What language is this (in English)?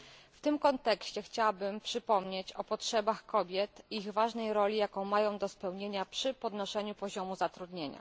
Polish